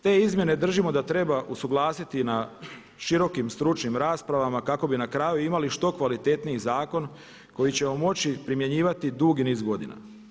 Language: Croatian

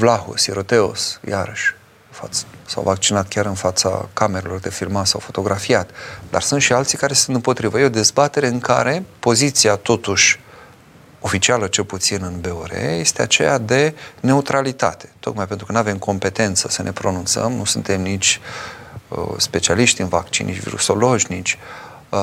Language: Romanian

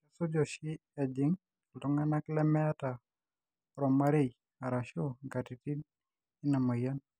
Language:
Masai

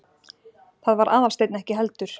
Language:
Icelandic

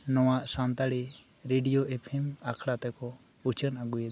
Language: Santali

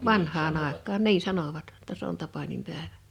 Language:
Finnish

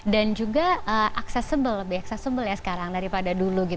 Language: Indonesian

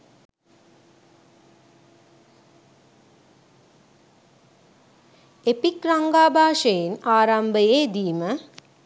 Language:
Sinhala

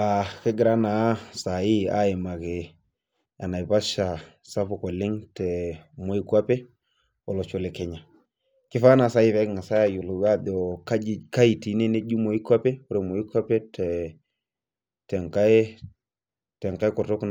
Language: Masai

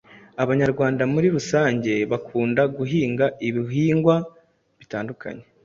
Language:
Kinyarwanda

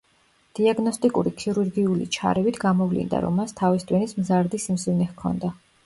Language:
Georgian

